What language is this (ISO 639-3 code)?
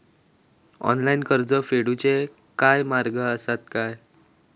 mar